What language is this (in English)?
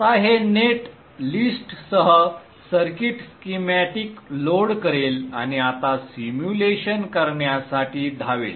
Marathi